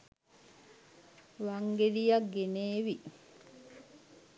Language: Sinhala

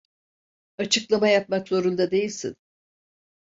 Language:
Turkish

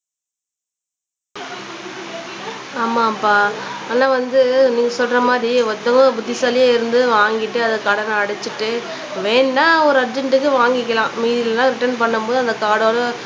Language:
Tamil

